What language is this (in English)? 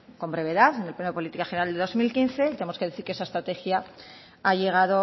Spanish